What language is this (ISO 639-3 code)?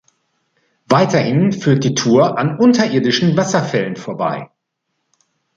deu